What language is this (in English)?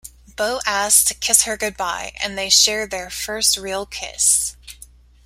English